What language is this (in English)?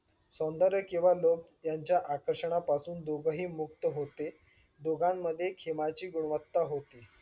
Marathi